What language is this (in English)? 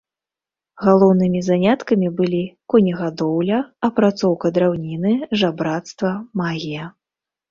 Belarusian